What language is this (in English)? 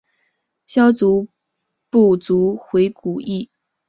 Chinese